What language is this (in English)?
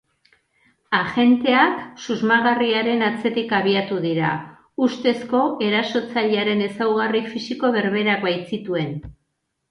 Basque